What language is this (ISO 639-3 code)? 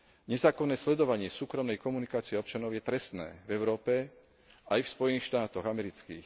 slk